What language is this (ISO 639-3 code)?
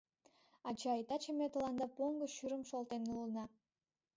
chm